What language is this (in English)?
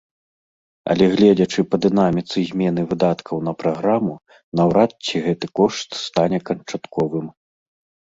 Belarusian